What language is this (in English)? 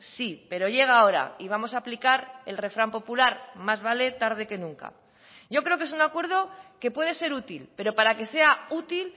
Spanish